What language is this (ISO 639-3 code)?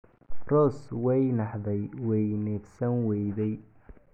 som